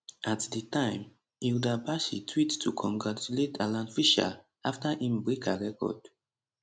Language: Nigerian Pidgin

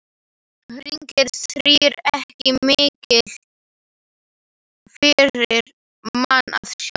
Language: Icelandic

